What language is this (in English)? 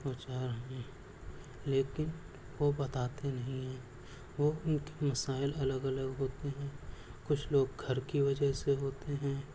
Urdu